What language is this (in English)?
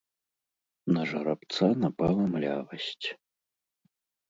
Belarusian